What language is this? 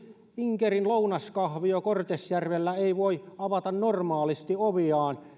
Finnish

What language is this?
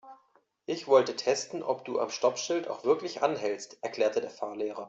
German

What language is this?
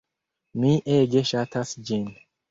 Esperanto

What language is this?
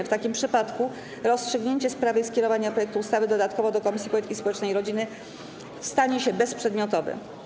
Polish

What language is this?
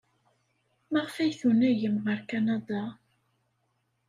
Kabyle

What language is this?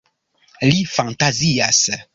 Esperanto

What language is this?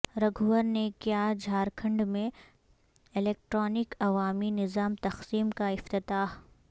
Urdu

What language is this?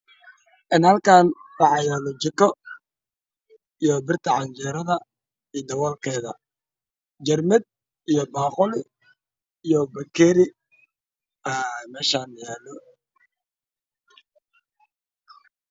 Somali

